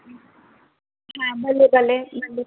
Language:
Sindhi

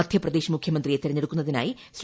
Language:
Malayalam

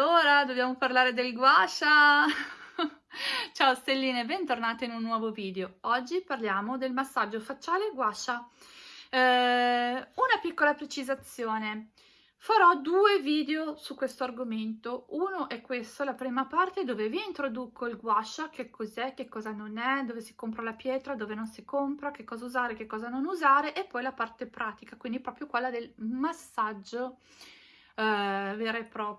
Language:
Italian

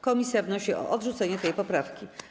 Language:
Polish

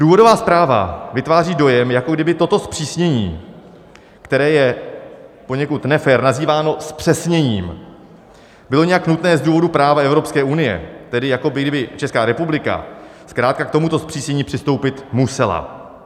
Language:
Czech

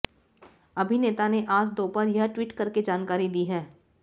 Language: Hindi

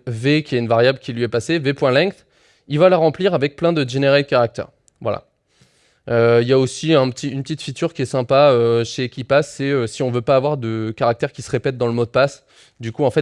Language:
French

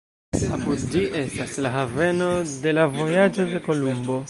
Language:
Esperanto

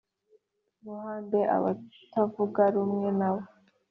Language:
Kinyarwanda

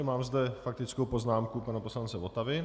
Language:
Czech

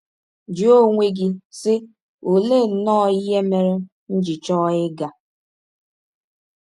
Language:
Igbo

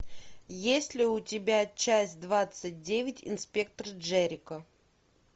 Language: Russian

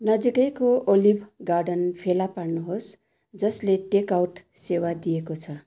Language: Nepali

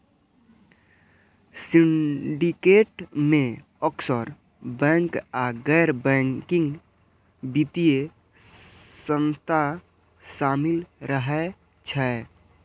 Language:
Maithili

